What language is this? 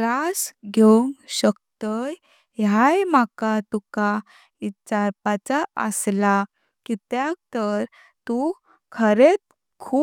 Konkani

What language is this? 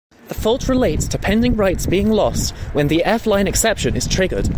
English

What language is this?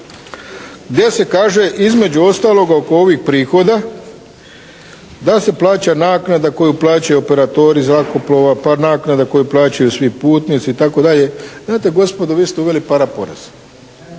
Croatian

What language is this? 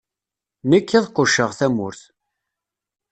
Kabyle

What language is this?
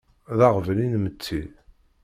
Kabyle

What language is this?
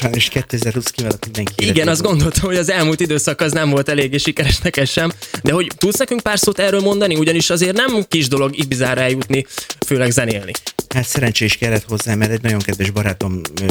Hungarian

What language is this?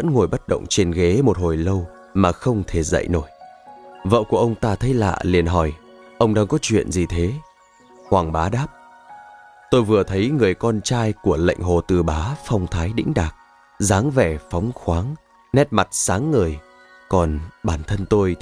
Vietnamese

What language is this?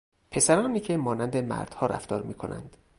Persian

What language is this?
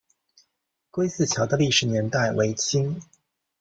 Chinese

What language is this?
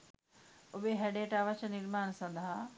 Sinhala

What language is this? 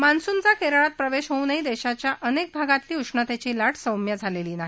Marathi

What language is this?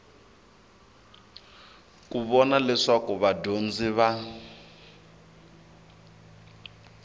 Tsonga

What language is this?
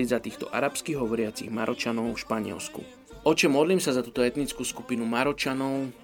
Slovak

